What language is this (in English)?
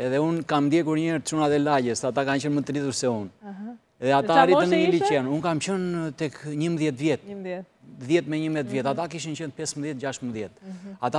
Romanian